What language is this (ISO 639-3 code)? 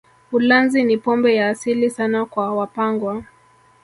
swa